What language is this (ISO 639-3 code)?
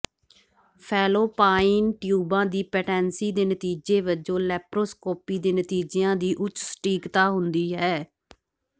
pan